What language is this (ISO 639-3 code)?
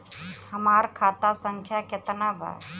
bho